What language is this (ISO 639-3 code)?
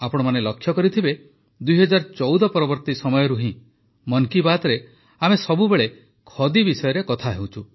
ori